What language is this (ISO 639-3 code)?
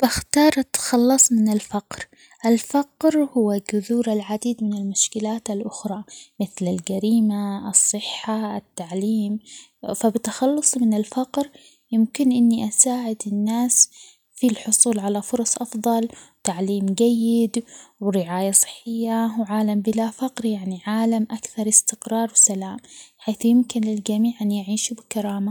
acx